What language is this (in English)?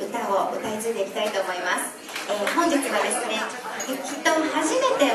Japanese